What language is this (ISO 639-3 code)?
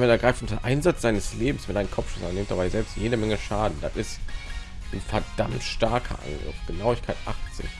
deu